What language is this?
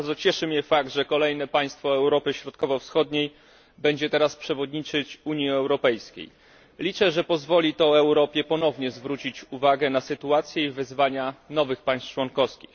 Polish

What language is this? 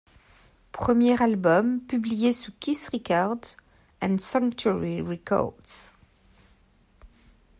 French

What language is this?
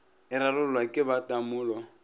Northern Sotho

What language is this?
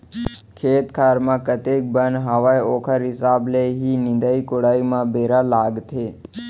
Chhattisgarhi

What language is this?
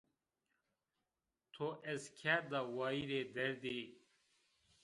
Zaza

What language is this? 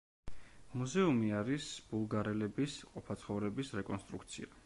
Georgian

